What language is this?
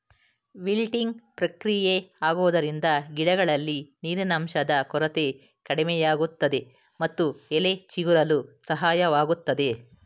Kannada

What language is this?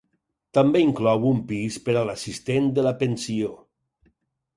Catalan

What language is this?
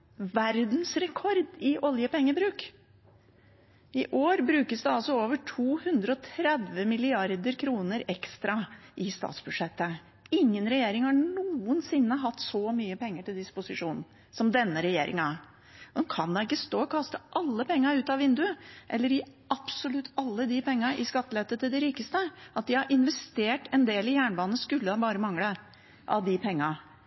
Norwegian Bokmål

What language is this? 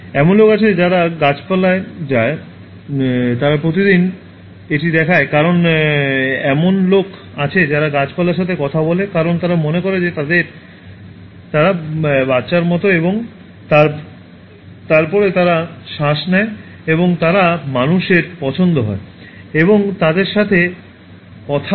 Bangla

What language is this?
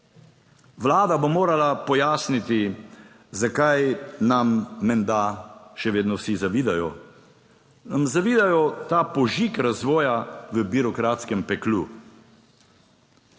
Slovenian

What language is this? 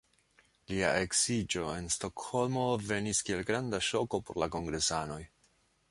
Esperanto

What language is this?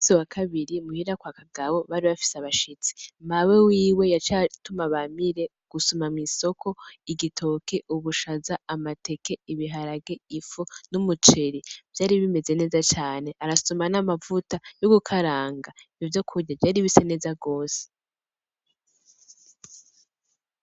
Rundi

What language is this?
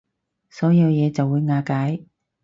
Cantonese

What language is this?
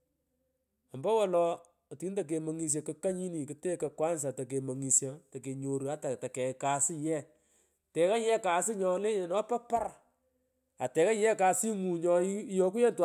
Pökoot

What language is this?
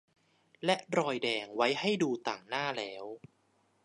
Thai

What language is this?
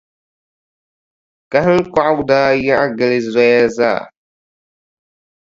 Dagbani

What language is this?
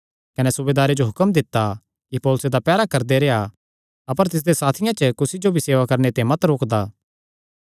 Kangri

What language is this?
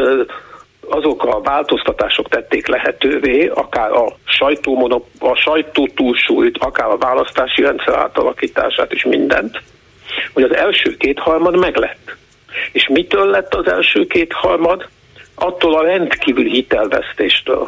Hungarian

